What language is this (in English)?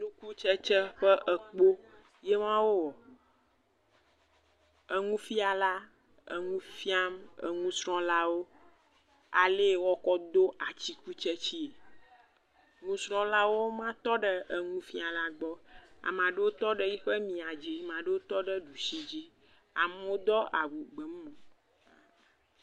Ewe